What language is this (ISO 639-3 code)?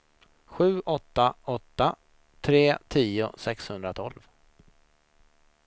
swe